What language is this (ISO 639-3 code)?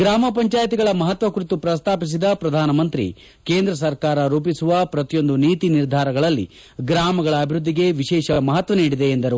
kan